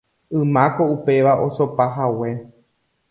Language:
Guarani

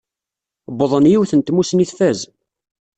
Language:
Kabyle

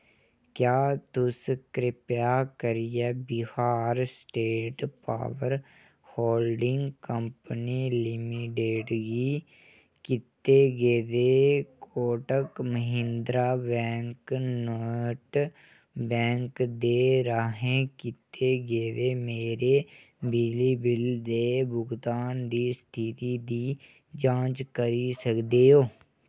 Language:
Dogri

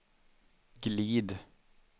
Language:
Swedish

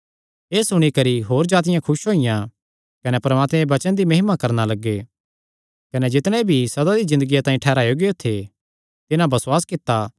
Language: Kangri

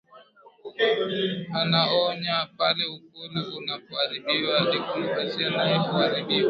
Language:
Swahili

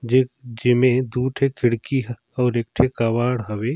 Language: Surgujia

